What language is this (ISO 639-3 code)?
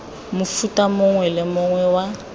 tsn